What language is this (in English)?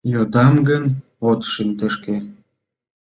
Mari